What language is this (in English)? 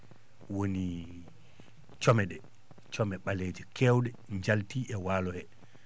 Fula